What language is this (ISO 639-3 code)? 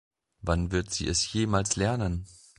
deu